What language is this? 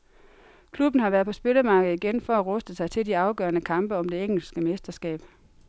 Danish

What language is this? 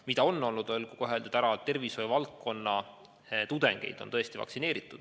Estonian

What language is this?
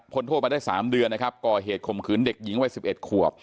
Thai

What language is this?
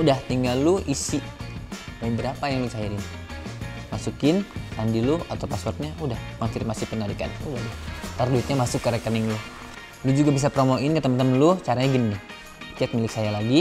Indonesian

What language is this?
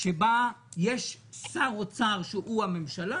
Hebrew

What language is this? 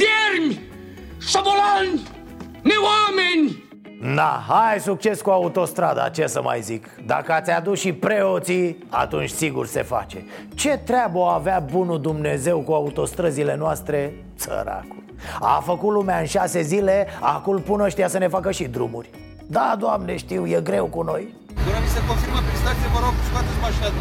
Romanian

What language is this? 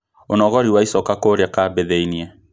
Kikuyu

